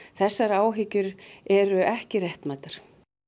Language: Icelandic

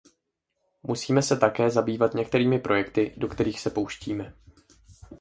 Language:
Czech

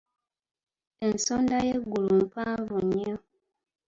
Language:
Ganda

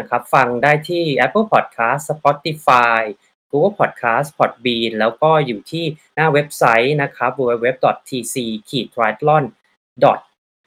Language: Thai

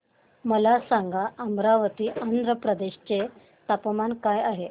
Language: Marathi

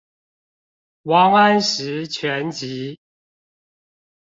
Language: Chinese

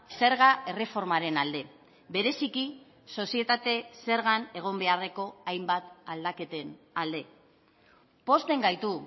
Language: Basque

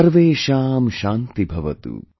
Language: English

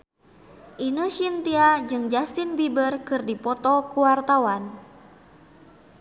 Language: Sundanese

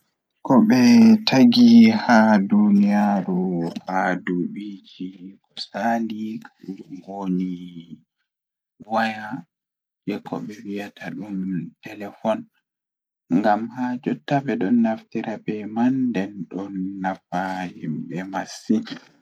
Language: Fula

